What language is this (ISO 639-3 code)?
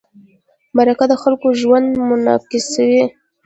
pus